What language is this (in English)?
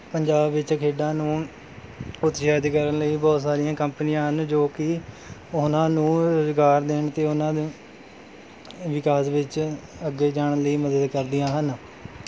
Punjabi